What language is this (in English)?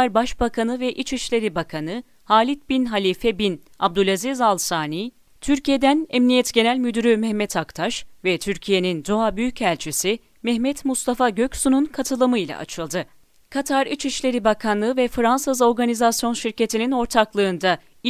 Turkish